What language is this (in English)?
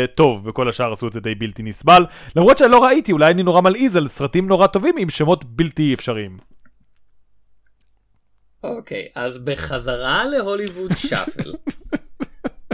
Hebrew